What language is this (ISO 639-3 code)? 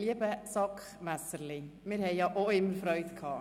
gsw